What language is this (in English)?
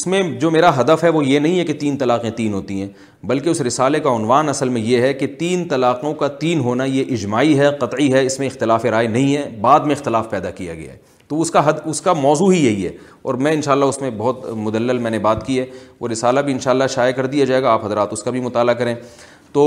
Urdu